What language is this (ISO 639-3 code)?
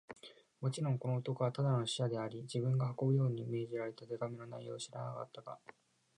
jpn